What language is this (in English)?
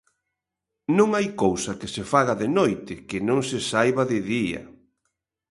Galician